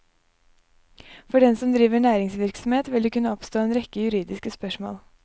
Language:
Norwegian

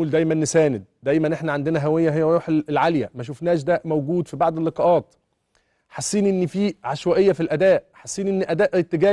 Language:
Arabic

